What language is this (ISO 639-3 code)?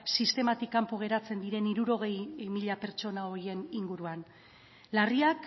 eus